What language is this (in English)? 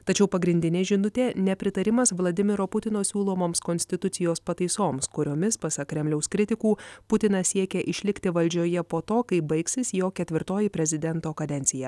Lithuanian